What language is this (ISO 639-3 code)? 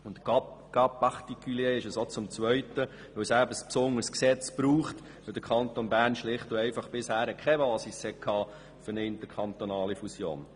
gsw